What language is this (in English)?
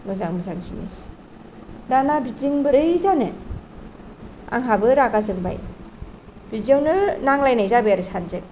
Bodo